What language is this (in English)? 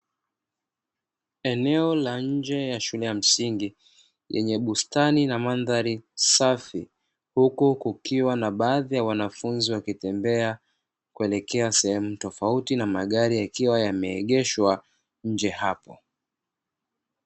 Swahili